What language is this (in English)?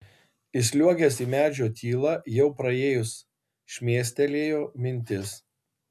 Lithuanian